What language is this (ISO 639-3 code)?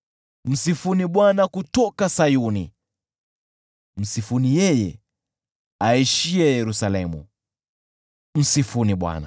swa